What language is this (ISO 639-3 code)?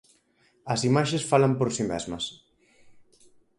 glg